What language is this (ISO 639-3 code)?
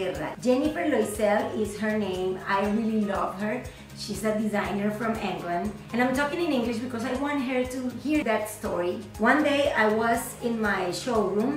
spa